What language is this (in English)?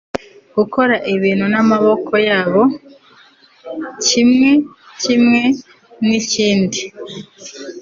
Kinyarwanda